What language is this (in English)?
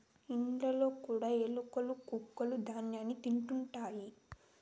Telugu